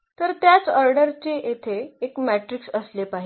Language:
Marathi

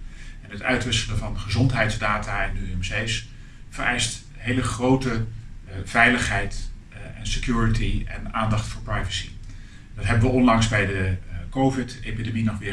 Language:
Dutch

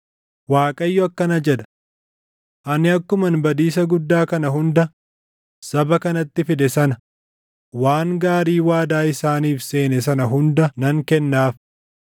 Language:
Oromo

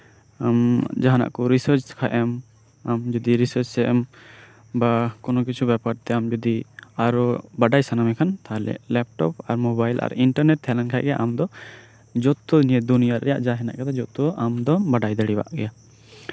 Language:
Santali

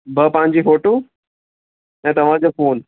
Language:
Sindhi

